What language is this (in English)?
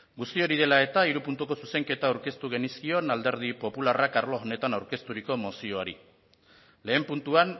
Basque